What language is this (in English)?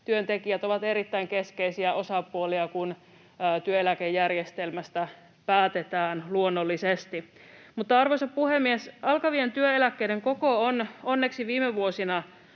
Finnish